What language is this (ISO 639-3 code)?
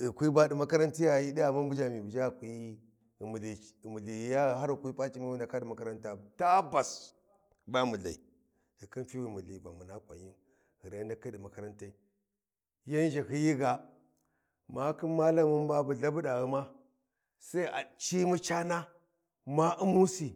wji